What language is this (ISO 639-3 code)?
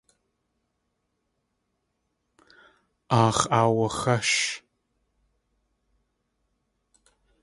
tli